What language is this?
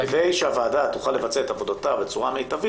Hebrew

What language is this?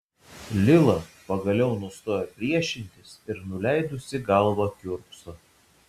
Lithuanian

